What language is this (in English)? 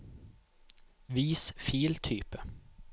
Norwegian